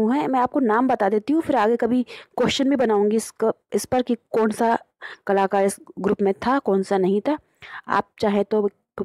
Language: Hindi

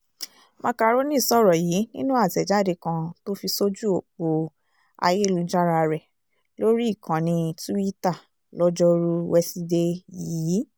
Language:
Yoruba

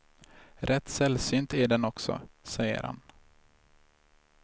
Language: Swedish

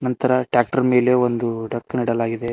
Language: Kannada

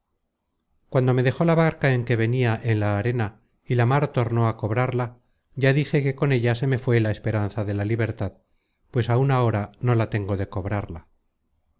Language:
Spanish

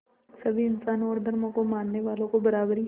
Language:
Hindi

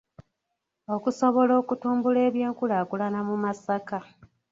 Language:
Ganda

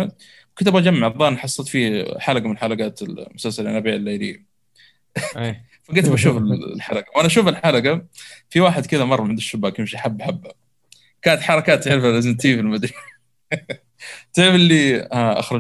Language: Arabic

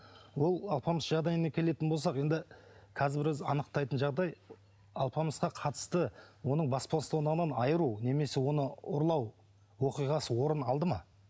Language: Kazakh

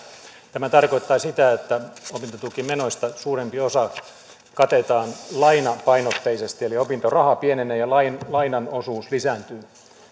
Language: Finnish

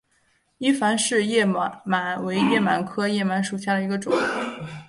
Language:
Chinese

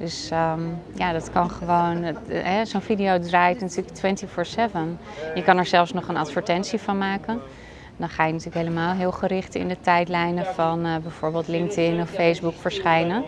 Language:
Dutch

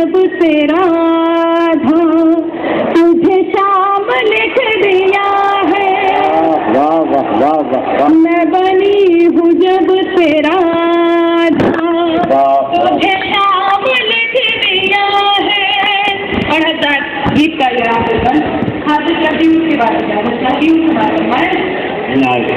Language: Hindi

